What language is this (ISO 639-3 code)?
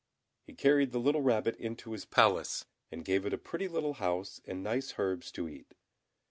eng